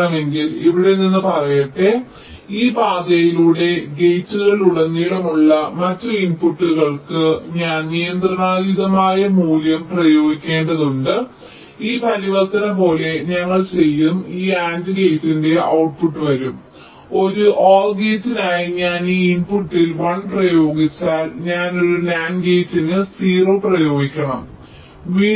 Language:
Malayalam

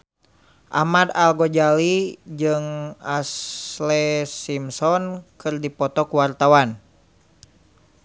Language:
Sundanese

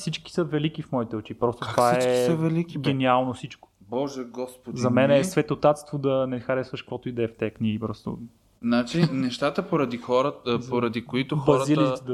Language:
Bulgarian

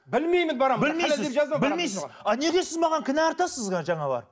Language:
Kazakh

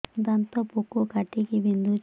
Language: Odia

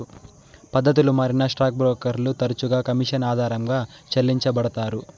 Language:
Telugu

